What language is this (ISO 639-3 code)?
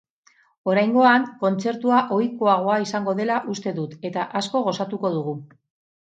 eus